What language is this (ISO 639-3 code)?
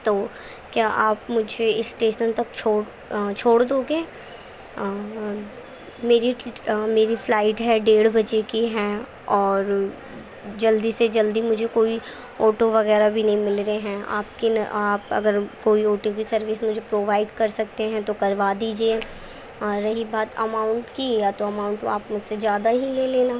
urd